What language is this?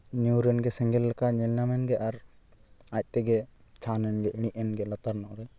Santali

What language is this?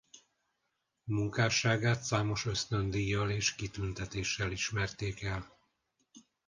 Hungarian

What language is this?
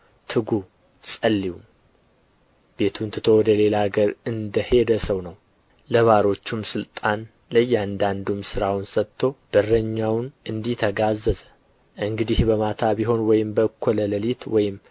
Amharic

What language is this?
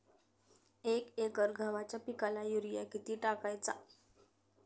Marathi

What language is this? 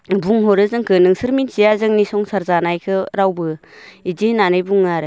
Bodo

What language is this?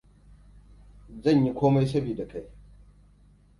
Hausa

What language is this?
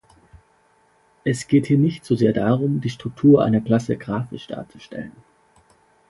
German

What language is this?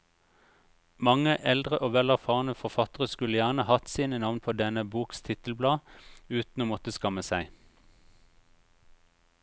Norwegian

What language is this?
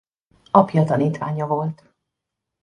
Hungarian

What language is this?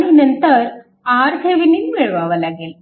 Marathi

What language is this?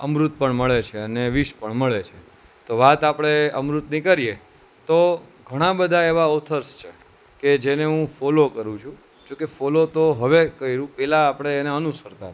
Gujarati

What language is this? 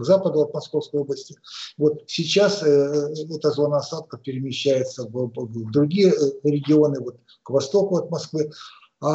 Russian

